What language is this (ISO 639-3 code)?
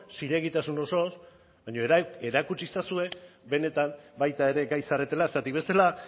eus